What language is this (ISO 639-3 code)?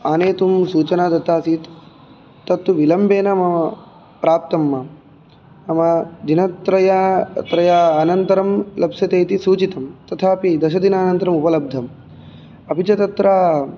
san